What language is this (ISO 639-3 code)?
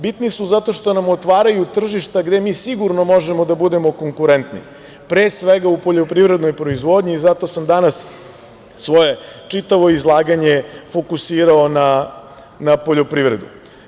srp